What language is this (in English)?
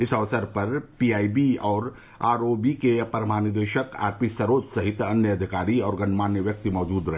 Hindi